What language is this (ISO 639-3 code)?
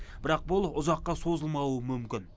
kaz